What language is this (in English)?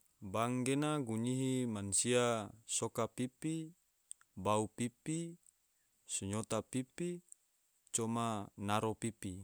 Tidore